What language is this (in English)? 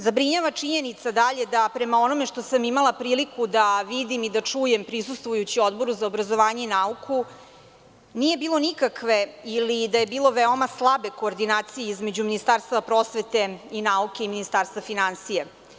Serbian